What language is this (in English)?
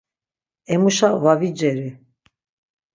Laz